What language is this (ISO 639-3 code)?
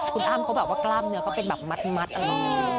tha